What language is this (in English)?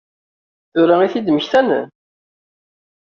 Kabyle